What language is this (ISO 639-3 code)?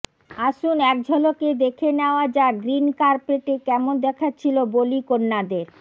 ben